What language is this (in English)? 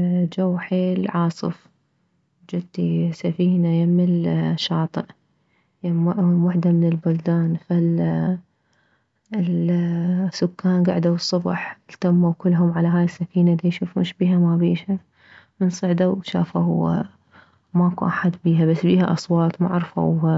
Mesopotamian Arabic